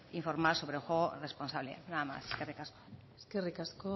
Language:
Basque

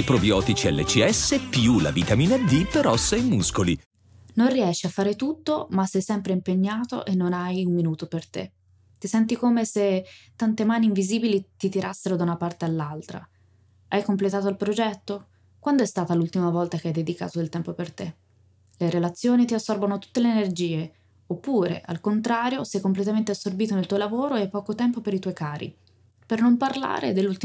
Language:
Italian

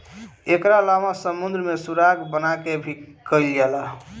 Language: Bhojpuri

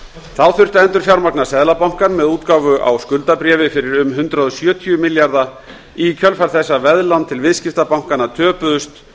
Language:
Icelandic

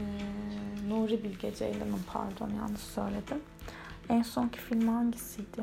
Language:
Turkish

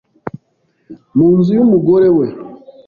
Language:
Kinyarwanda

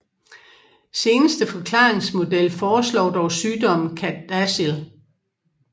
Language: Danish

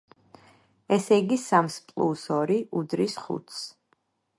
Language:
Georgian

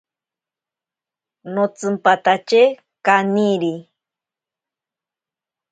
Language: Ashéninka Perené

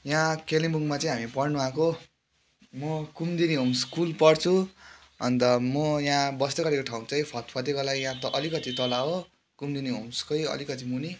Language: Nepali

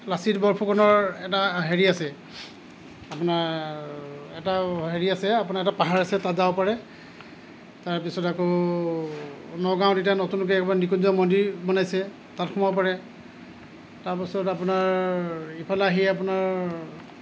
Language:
Assamese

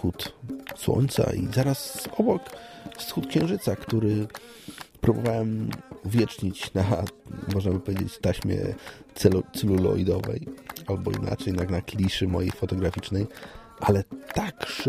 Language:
Polish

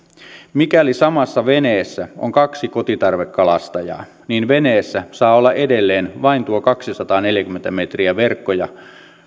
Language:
Finnish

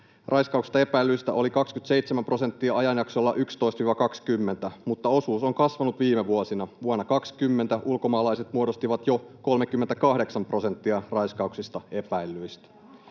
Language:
Finnish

